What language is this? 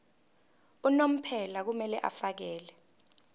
Zulu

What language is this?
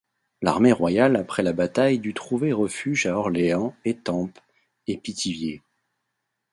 French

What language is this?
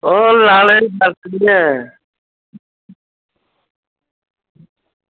Dogri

